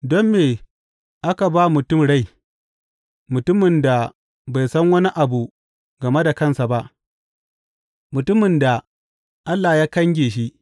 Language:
Hausa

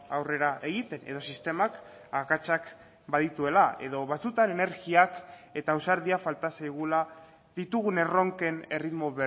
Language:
Basque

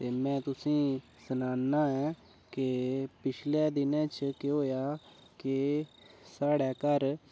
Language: Dogri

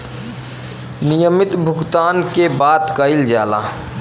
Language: Bhojpuri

